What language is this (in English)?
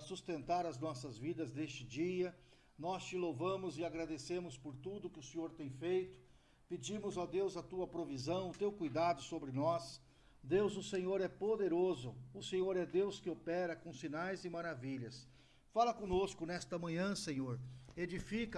Portuguese